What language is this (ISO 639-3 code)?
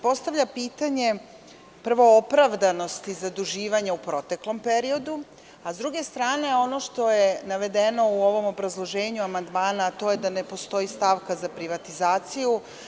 srp